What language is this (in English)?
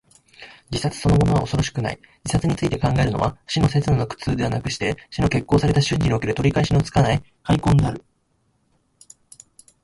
Japanese